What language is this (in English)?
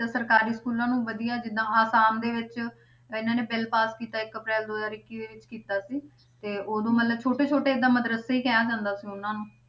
Punjabi